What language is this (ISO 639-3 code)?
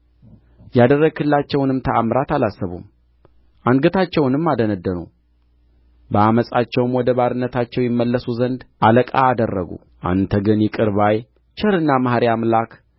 amh